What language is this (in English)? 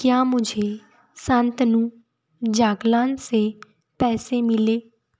Hindi